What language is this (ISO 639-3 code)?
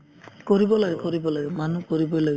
asm